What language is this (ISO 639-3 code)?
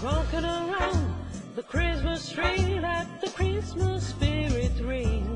ita